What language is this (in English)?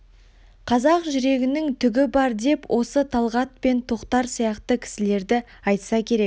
Kazakh